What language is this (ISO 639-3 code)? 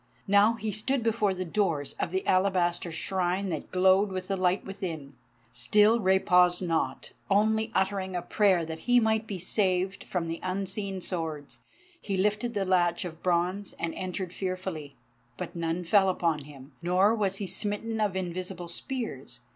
eng